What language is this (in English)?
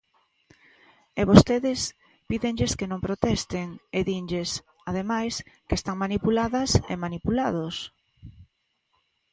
Galician